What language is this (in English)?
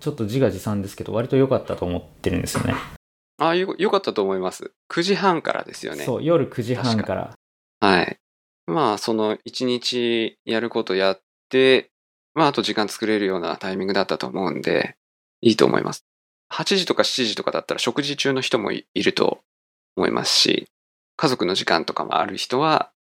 Japanese